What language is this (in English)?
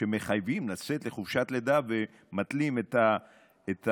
Hebrew